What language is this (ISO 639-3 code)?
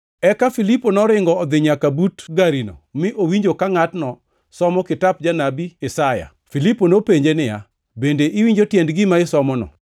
luo